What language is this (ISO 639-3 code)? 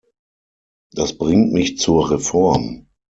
deu